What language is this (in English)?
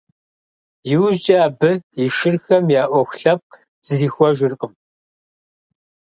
Kabardian